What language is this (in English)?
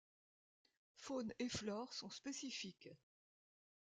French